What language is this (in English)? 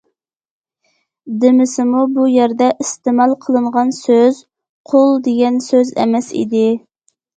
Uyghur